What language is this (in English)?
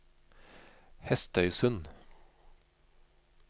Norwegian